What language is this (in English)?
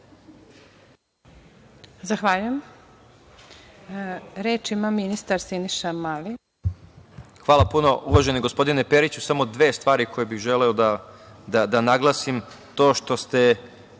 Serbian